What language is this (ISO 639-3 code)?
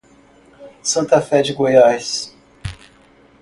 por